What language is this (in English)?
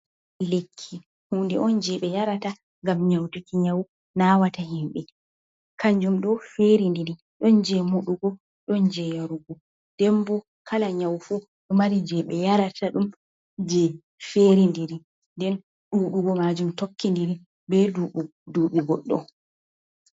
Fula